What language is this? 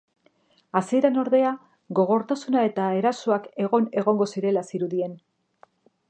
Basque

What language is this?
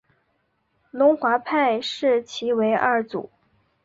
Chinese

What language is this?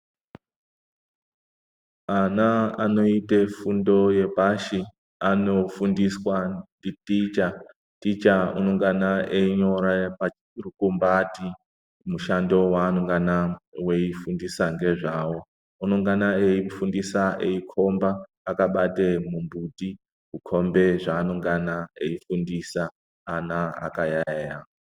Ndau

